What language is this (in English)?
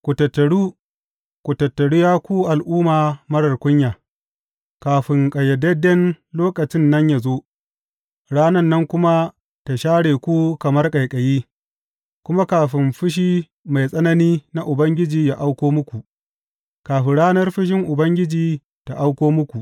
Hausa